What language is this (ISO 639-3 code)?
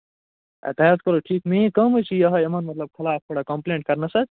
kas